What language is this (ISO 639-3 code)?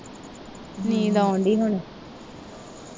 pan